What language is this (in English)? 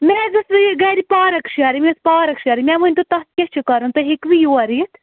Kashmiri